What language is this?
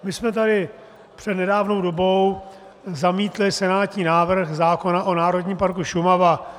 Czech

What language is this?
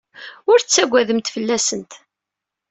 Kabyle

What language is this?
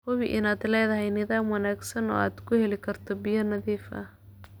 Somali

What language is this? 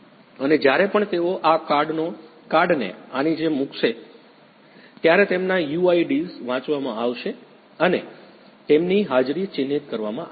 Gujarati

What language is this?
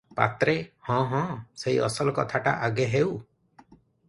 Odia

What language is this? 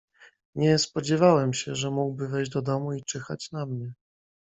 Polish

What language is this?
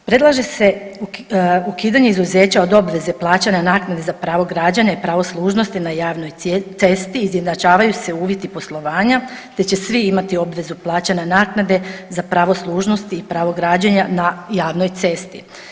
Croatian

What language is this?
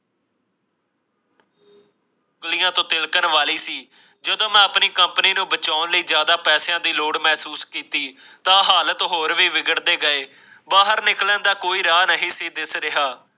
Punjabi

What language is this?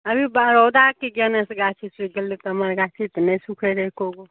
Maithili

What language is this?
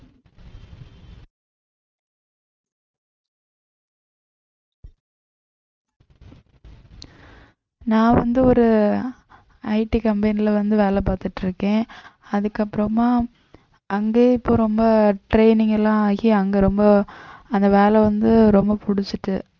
Tamil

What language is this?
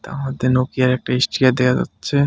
Bangla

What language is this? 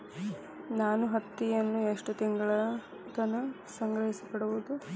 Kannada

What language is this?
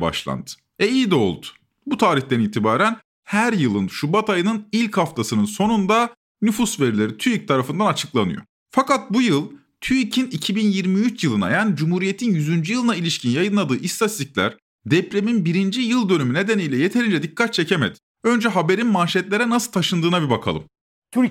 Turkish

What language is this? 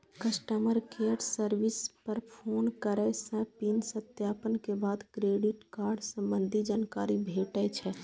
Maithili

